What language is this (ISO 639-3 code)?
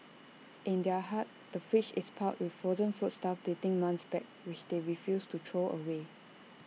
eng